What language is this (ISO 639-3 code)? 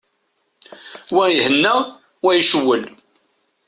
kab